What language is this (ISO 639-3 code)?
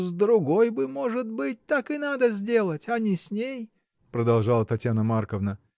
rus